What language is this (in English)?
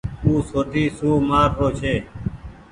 Goaria